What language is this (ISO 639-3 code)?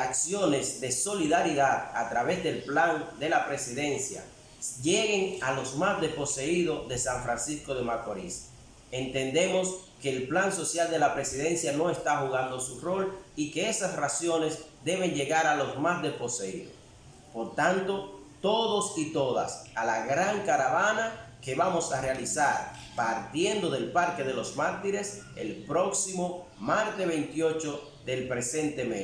spa